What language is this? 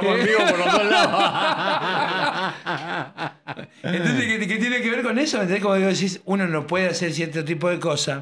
Spanish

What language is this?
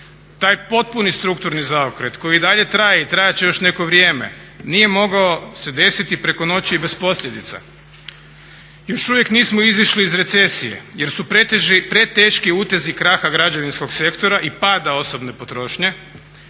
Croatian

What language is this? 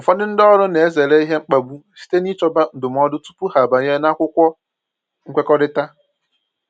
Igbo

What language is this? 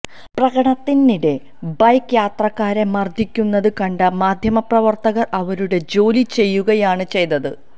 Malayalam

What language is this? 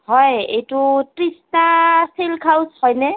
Assamese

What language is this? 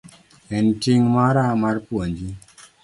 Luo (Kenya and Tanzania)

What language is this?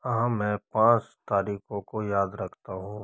Hindi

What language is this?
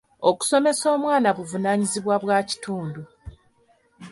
Ganda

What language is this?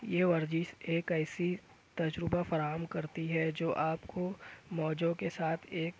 Urdu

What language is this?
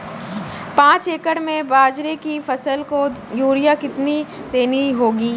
Hindi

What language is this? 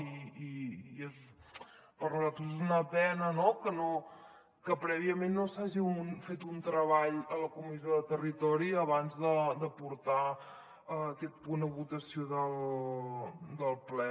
Catalan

